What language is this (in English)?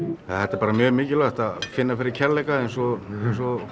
Icelandic